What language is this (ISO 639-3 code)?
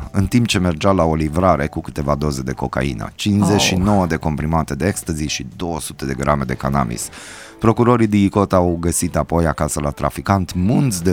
ron